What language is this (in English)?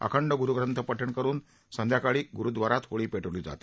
Marathi